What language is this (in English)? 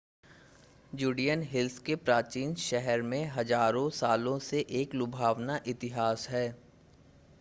Hindi